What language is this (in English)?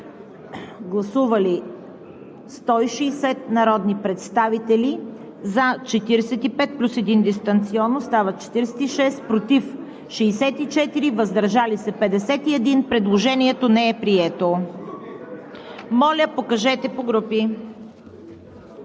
Bulgarian